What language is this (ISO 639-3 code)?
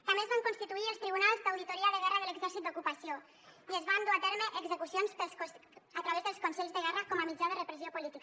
cat